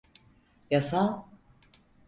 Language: Turkish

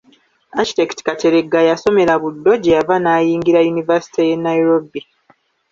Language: Ganda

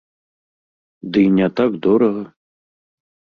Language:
Belarusian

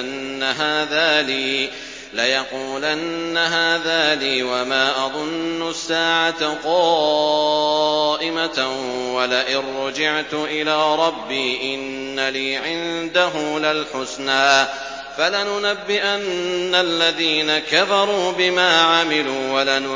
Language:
Arabic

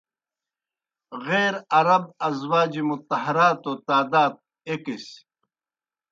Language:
Kohistani Shina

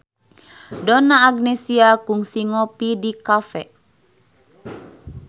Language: Sundanese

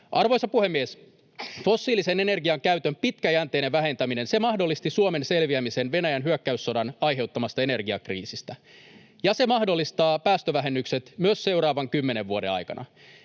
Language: Finnish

